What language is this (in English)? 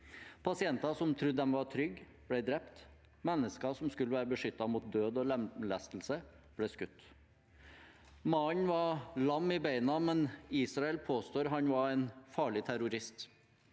Norwegian